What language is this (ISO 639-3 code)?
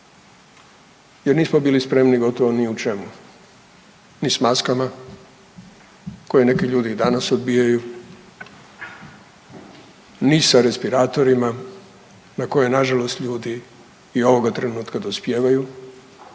hrv